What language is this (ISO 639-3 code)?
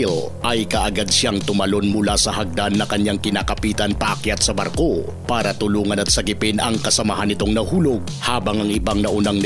fil